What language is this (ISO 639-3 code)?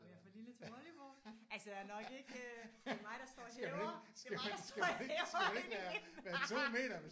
dan